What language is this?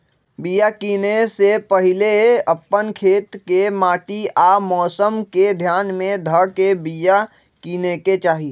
Magahi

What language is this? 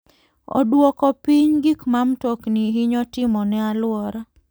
Luo (Kenya and Tanzania)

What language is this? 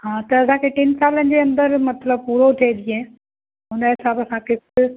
Sindhi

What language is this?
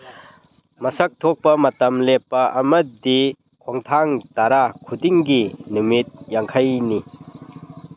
Manipuri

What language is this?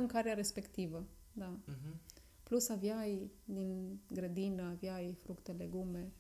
Romanian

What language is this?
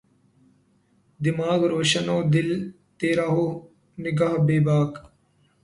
Urdu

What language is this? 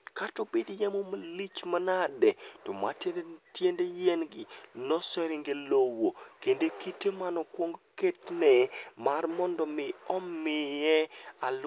Luo (Kenya and Tanzania)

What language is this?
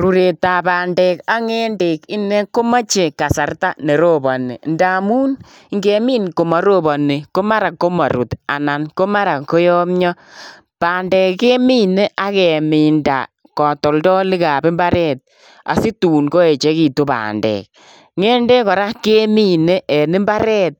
Kalenjin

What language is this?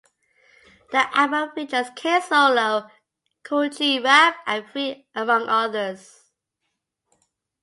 English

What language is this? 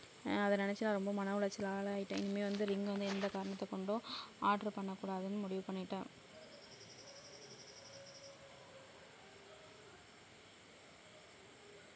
Tamil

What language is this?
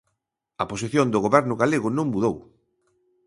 Galician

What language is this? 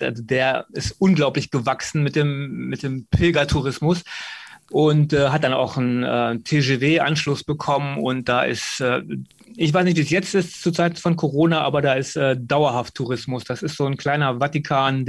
German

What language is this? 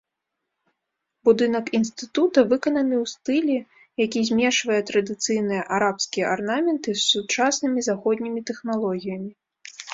Belarusian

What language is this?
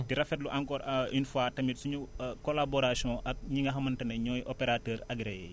Wolof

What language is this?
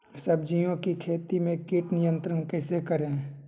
Magahi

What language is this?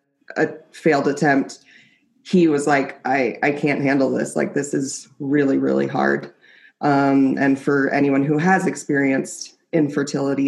English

